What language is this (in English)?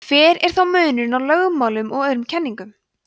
Icelandic